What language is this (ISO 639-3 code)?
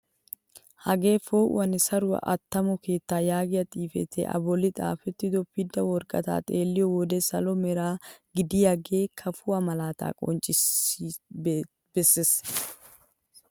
wal